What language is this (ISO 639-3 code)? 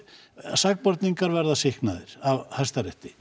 isl